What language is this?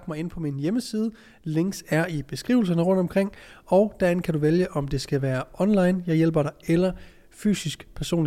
Danish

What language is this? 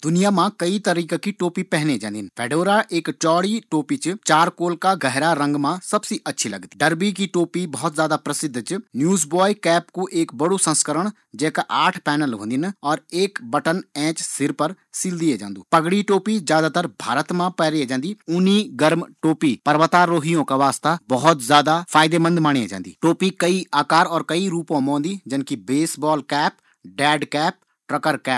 Garhwali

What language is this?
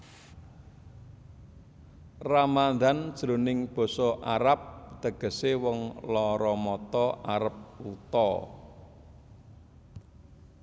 Javanese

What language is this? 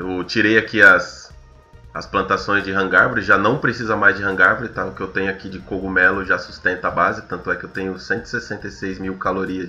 Portuguese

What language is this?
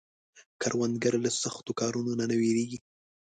Pashto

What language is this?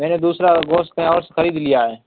Urdu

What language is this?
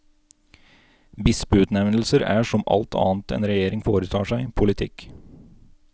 Norwegian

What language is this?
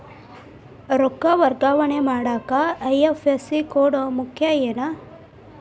Kannada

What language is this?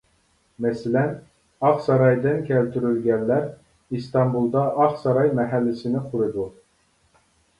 Uyghur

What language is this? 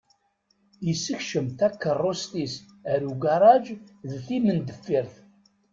Kabyle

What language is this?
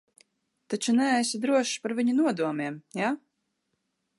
Latvian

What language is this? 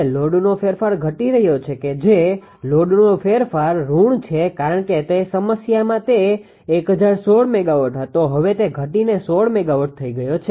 Gujarati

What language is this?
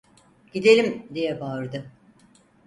Turkish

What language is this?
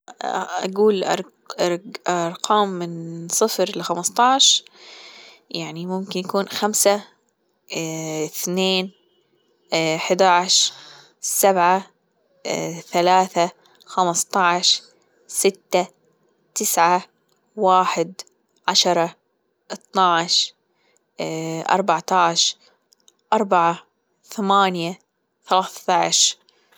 Gulf Arabic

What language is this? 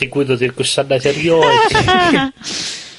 Welsh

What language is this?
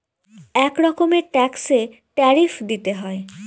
Bangla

